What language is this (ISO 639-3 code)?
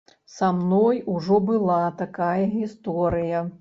bel